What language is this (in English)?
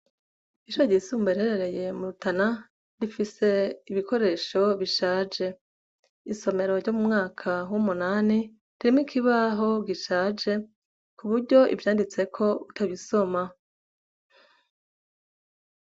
Rundi